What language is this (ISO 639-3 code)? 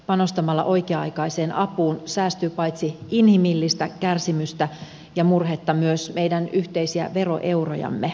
fin